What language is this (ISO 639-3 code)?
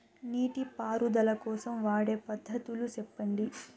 tel